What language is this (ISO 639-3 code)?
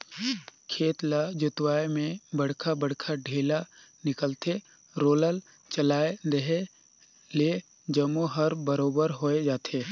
hne